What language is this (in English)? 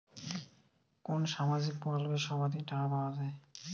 Bangla